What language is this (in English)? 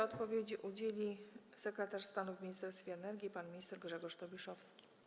Polish